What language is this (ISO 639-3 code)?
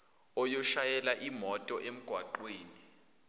zul